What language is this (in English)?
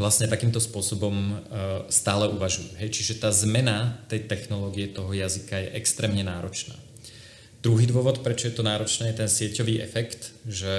Czech